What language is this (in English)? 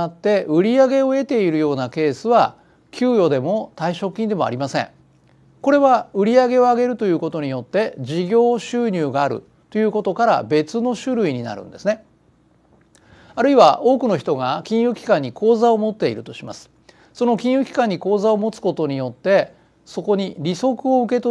Japanese